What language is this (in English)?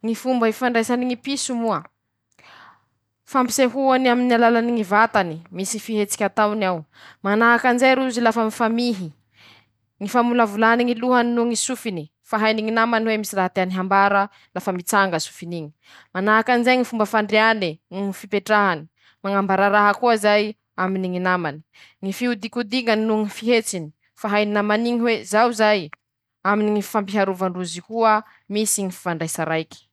Masikoro Malagasy